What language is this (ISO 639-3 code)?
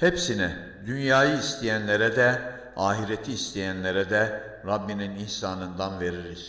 tur